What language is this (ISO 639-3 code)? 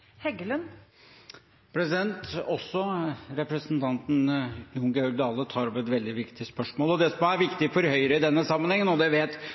nor